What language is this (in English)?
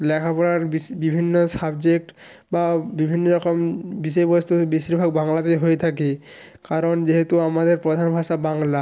Bangla